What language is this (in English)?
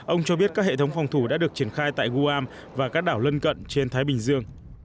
Vietnamese